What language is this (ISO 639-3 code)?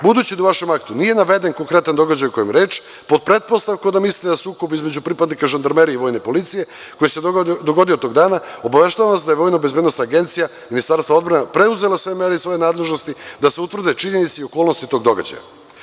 srp